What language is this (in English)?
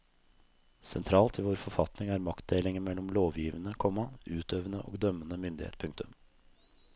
Norwegian